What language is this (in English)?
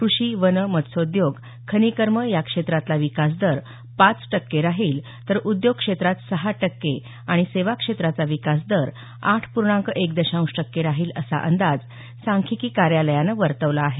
Marathi